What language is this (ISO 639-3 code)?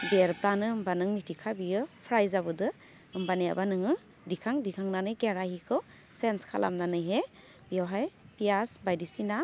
brx